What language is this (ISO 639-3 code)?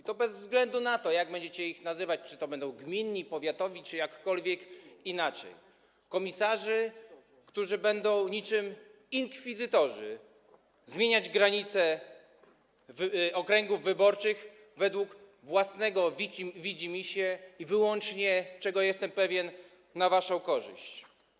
pol